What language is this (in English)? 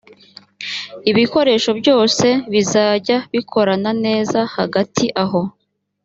Kinyarwanda